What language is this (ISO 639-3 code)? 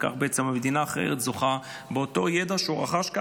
heb